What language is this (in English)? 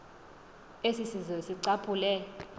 Xhosa